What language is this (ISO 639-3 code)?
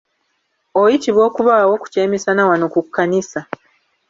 lug